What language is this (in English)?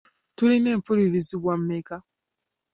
Ganda